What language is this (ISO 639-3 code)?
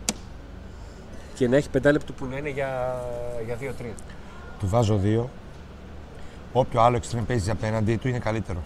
ell